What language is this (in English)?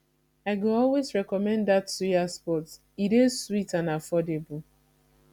Nigerian Pidgin